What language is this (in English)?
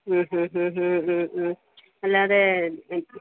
Malayalam